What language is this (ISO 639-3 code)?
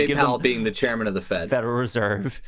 eng